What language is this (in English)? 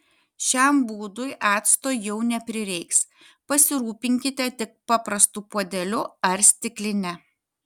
Lithuanian